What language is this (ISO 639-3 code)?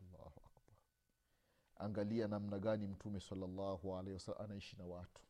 swa